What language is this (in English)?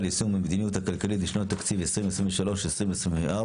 Hebrew